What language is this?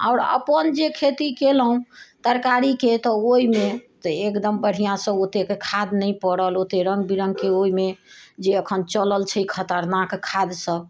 Maithili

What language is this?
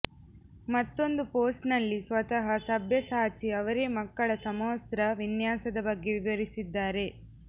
Kannada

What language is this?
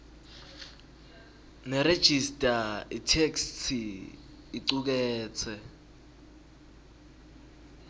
Swati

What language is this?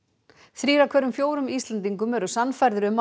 Icelandic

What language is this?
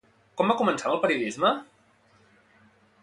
Catalan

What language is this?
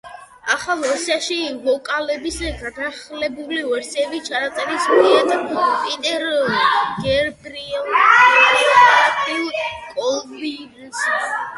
Georgian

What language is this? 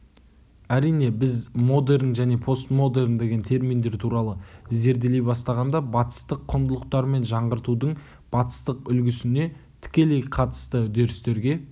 Kazakh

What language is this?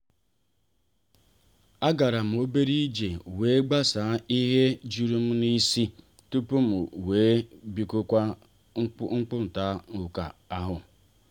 Igbo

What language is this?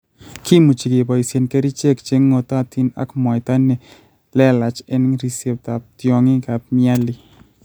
Kalenjin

